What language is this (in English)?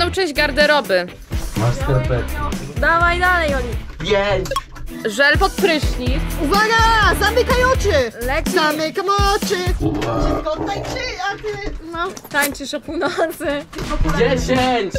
Polish